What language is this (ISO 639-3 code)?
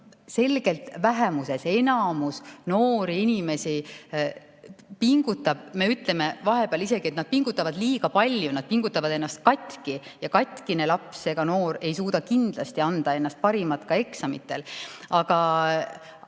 est